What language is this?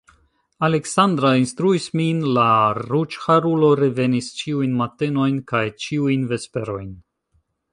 Esperanto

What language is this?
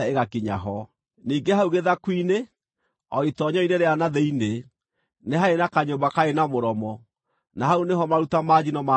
Kikuyu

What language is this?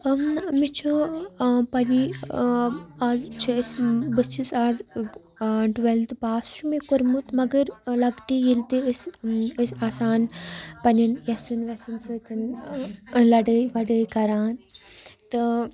Kashmiri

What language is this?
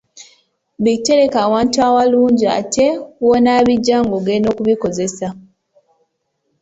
Ganda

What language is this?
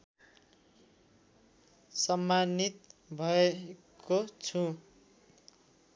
Nepali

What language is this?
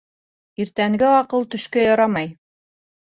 Bashkir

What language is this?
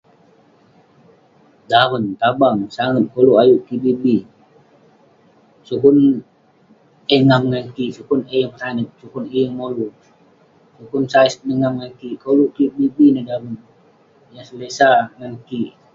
Western Penan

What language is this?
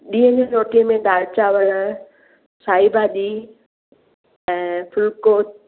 Sindhi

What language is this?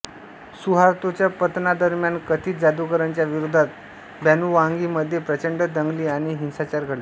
Marathi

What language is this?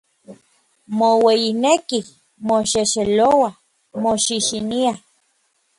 Orizaba Nahuatl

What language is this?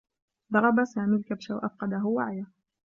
Arabic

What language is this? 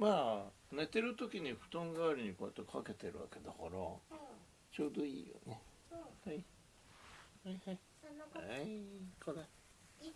Japanese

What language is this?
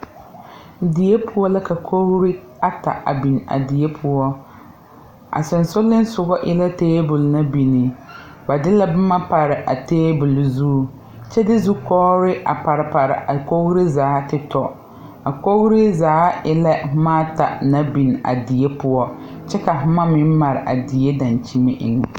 Southern Dagaare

